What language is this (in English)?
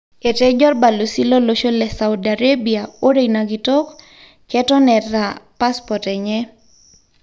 Masai